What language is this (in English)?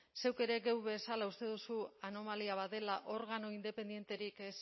Basque